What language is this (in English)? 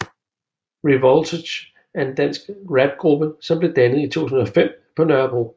Danish